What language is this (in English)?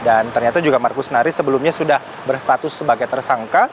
Indonesian